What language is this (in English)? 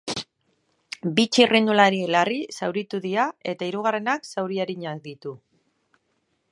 Basque